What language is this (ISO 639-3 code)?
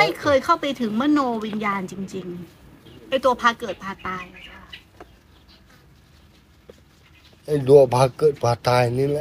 tha